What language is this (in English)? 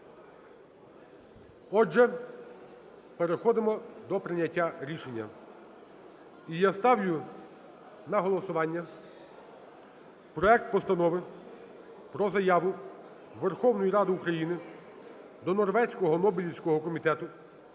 Ukrainian